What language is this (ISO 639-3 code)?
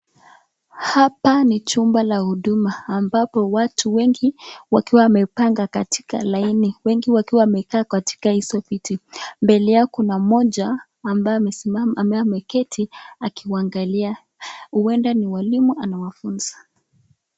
swa